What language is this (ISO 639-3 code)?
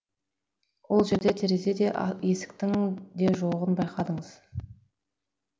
kaz